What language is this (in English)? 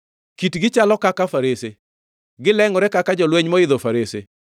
Luo (Kenya and Tanzania)